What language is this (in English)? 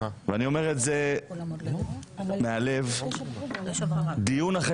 Hebrew